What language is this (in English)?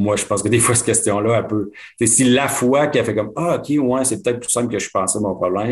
French